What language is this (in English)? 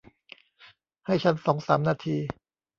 Thai